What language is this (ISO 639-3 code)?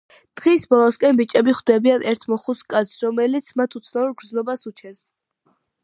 kat